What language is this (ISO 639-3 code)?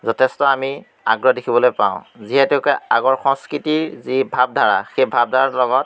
asm